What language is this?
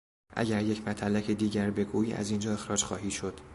Persian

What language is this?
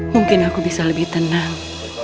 Indonesian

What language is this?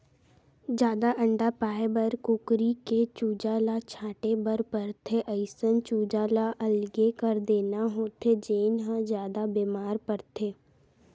Chhattisgarhi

